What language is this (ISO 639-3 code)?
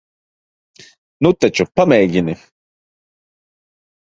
lav